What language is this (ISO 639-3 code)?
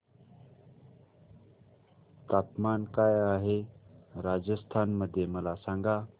mar